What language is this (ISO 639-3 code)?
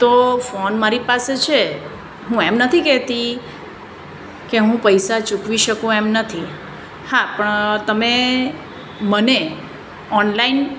guj